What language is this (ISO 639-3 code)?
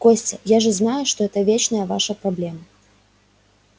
rus